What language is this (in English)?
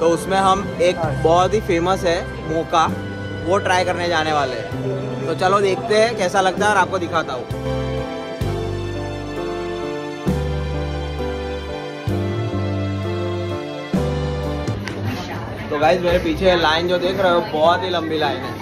Hindi